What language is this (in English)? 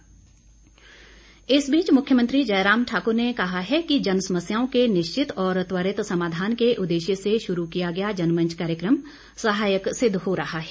Hindi